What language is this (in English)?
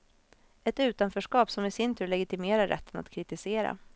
Swedish